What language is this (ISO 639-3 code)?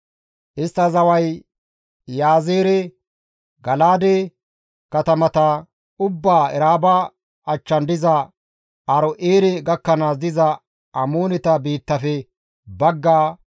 gmv